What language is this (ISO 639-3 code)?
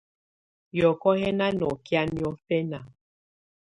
tvu